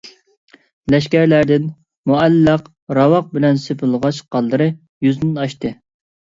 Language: Uyghur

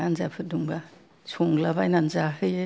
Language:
Bodo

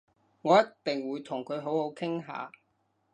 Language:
Cantonese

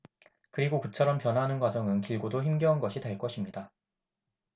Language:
Korean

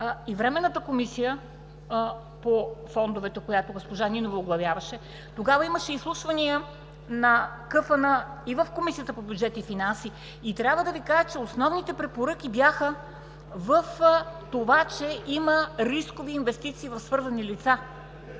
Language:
Bulgarian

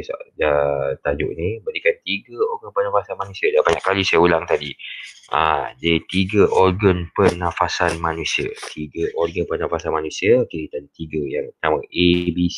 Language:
Malay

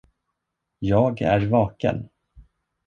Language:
Swedish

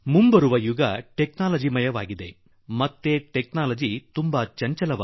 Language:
Kannada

